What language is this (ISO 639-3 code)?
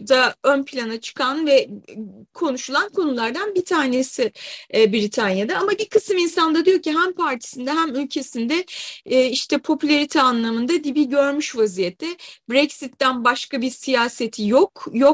tur